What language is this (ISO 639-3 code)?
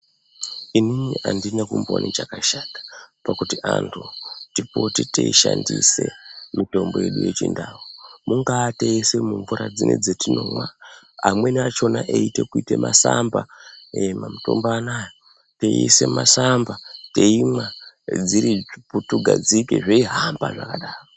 ndc